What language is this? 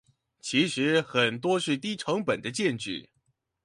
Chinese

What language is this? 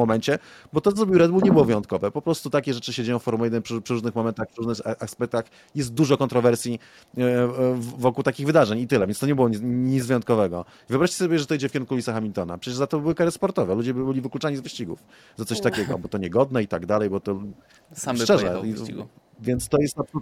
Polish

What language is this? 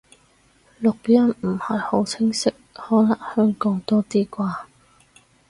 Cantonese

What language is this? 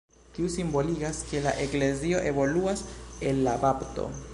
Esperanto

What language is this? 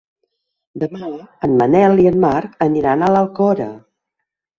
Catalan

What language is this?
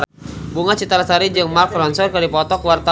Sundanese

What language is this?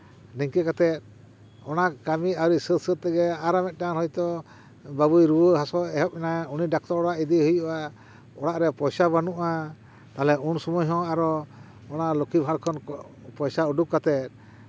Santali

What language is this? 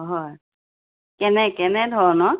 Assamese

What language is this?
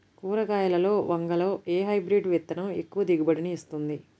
Telugu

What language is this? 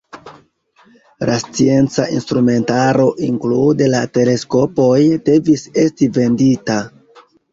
Esperanto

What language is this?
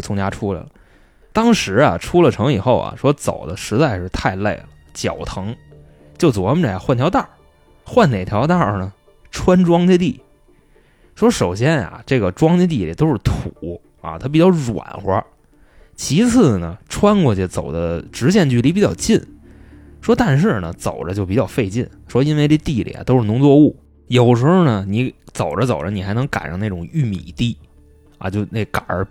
Chinese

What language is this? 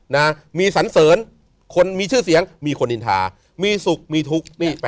Thai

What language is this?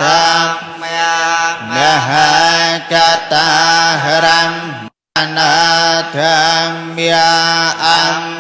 Indonesian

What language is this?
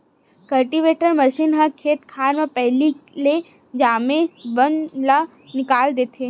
Chhattisgarhi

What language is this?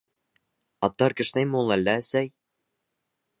Bashkir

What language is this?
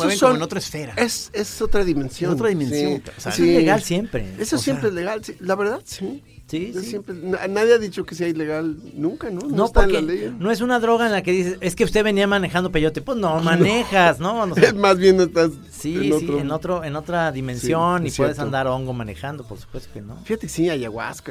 Spanish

